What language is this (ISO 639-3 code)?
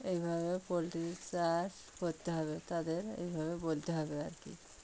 ben